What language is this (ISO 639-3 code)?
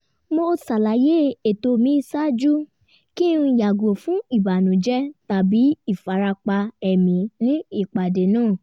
yor